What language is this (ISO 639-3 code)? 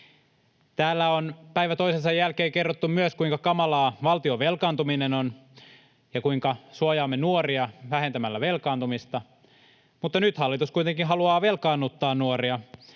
fin